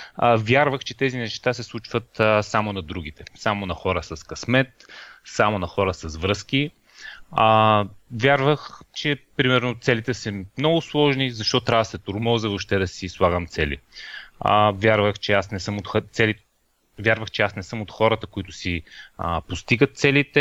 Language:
Bulgarian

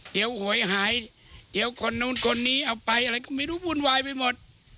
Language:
Thai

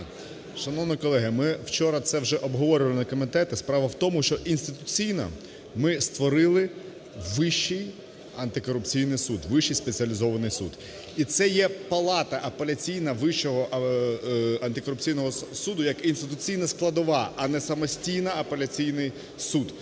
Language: Ukrainian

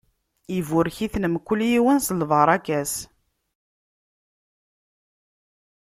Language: Kabyle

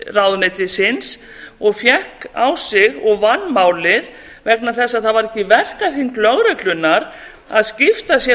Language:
Icelandic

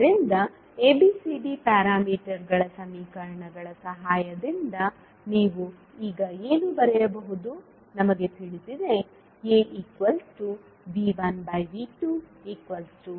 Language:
Kannada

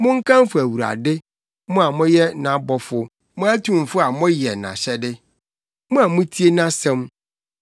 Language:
Akan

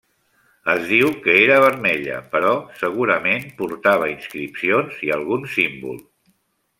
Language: Catalan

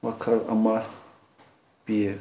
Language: Manipuri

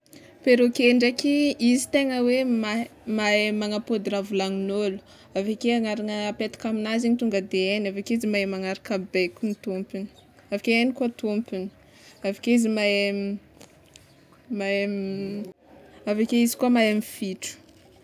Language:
Tsimihety Malagasy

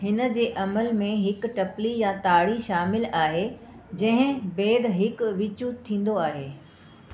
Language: Sindhi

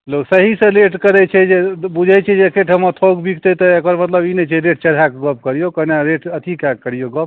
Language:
Maithili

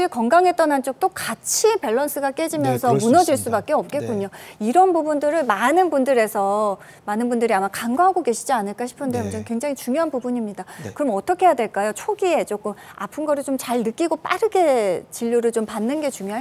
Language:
Korean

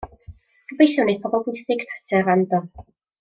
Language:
Welsh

